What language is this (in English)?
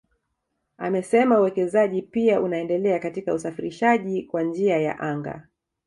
Swahili